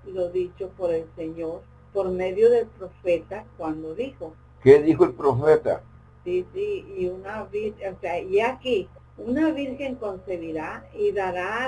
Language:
Spanish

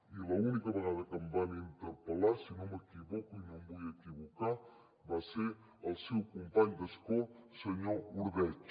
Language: Catalan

